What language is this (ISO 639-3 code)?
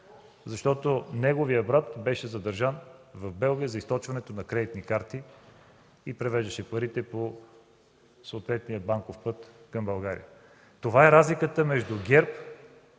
bul